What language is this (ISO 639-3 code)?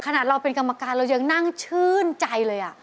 tha